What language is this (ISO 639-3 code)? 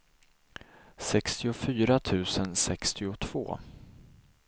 swe